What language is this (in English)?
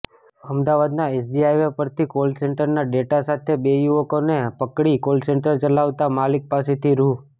Gujarati